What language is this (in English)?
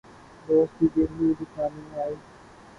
Urdu